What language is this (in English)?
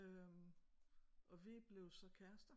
Danish